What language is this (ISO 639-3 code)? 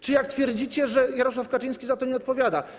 pol